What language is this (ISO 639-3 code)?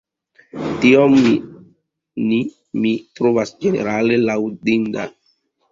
epo